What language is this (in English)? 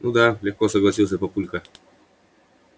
Russian